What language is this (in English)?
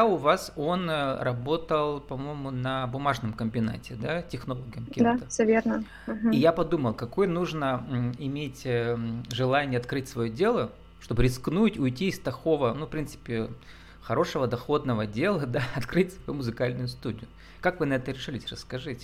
Russian